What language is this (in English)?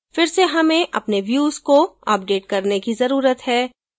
Hindi